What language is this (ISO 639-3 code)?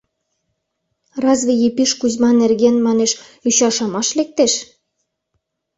chm